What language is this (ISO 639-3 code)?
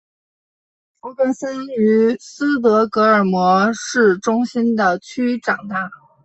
zho